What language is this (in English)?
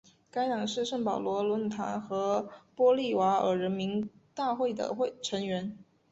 Chinese